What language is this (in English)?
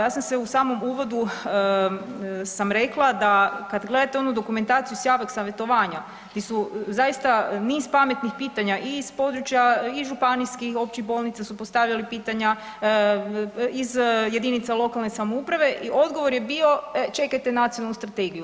Croatian